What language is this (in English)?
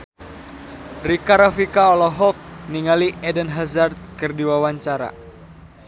Sundanese